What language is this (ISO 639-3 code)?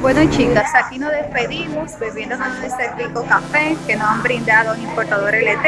spa